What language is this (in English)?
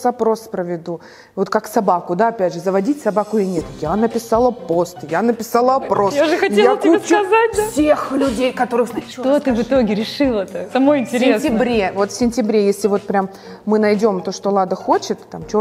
Russian